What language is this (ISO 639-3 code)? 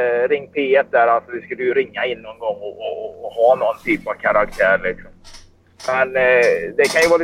swe